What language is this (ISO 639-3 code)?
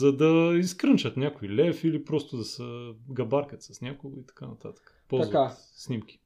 bul